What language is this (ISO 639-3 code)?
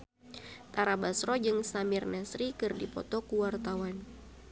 sun